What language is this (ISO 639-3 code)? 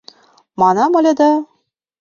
chm